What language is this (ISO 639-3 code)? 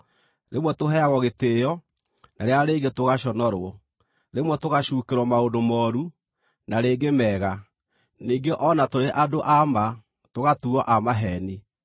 kik